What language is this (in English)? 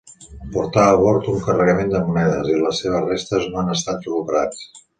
Catalan